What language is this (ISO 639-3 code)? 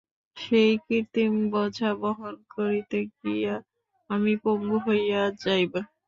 ben